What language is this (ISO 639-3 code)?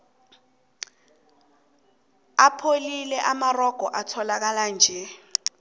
nbl